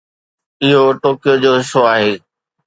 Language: Sindhi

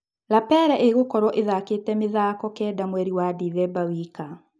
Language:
Kikuyu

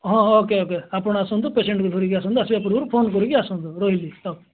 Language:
Odia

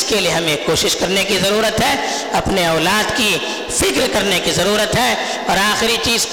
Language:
Urdu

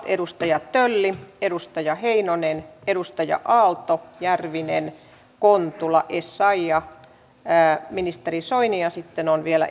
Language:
Finnish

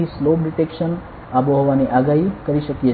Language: Gujarati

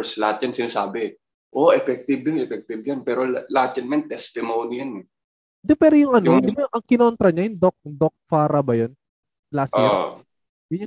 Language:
Filipino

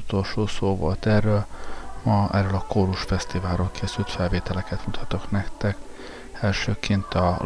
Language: Hungarian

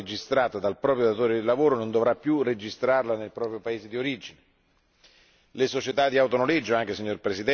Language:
Italian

